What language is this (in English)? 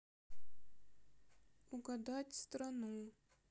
Russian